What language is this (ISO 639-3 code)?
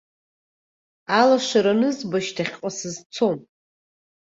abk